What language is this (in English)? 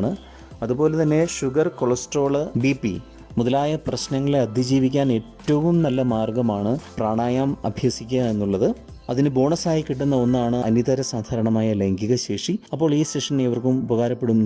Malayalam